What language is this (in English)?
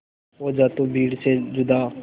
Hindi